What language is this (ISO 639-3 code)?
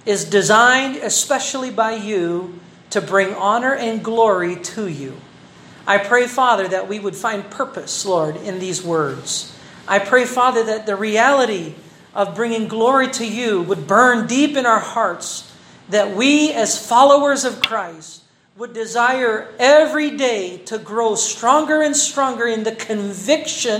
fil